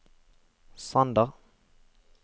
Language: Norwegian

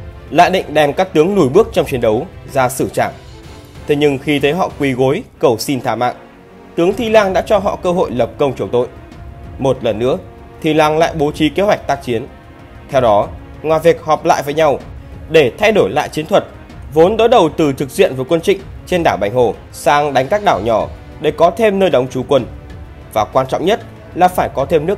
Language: Vietnamese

